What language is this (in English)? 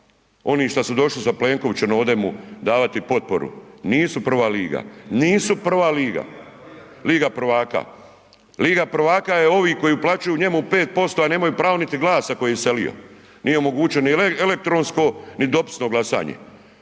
Croatian